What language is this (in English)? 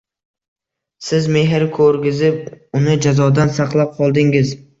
Uzbek